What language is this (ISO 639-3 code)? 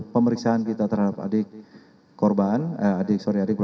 ind